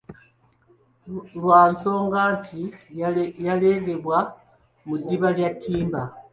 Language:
Ganda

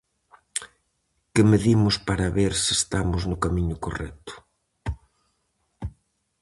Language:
Galician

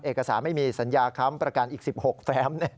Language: Thai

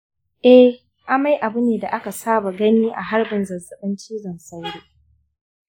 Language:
Hausa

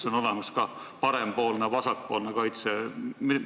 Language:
Estonian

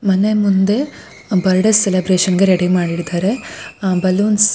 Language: Kannada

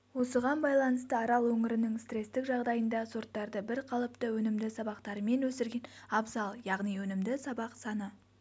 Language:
Kazakh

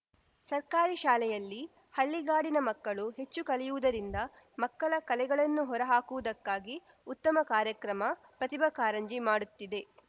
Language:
Kannada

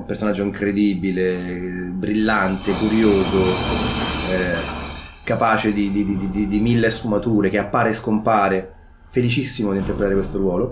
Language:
Italian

